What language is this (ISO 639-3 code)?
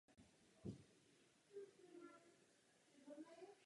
ces